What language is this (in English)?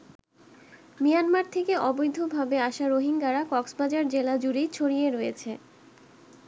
Bangla